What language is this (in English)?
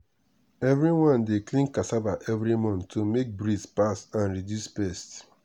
Nigerian Pidgin